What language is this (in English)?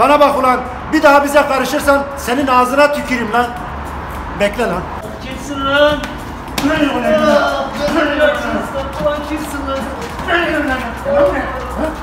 Turkish